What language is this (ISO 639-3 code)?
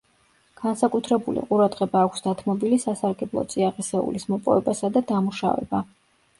kat